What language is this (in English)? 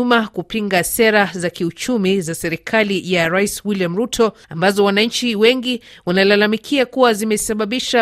Swahili